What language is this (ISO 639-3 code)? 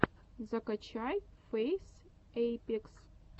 rus